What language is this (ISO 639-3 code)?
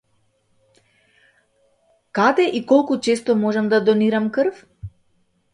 mkd